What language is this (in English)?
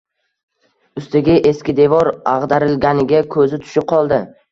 Uzbek